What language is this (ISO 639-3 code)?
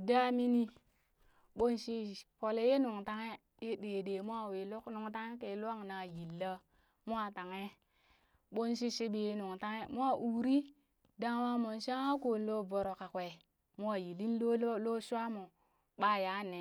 bys